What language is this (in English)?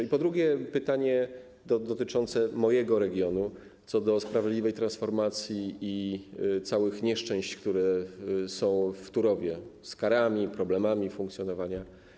Polish